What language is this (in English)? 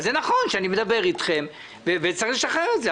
Hebrew